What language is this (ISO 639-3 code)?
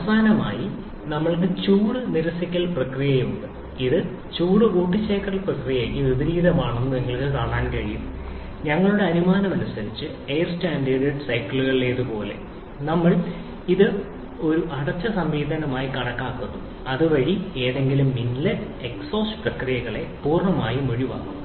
mal